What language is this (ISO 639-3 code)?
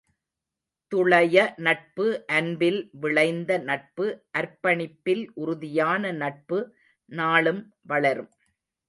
tam